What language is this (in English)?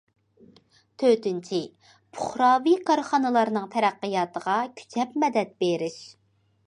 Uyghur